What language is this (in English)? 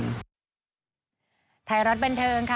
Thai